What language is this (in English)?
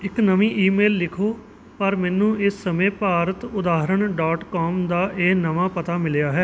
Punjabi